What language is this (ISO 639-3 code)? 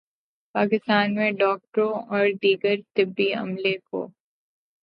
urd